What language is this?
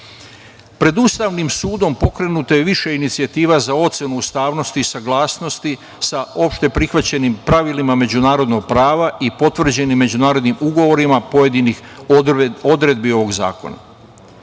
Serbian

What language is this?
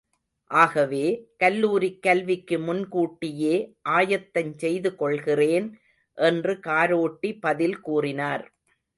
Tamil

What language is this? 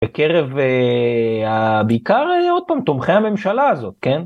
Hebrew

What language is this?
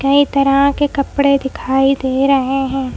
Hindi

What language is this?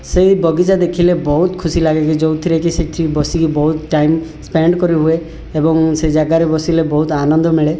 Odia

